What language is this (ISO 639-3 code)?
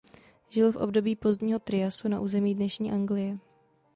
ces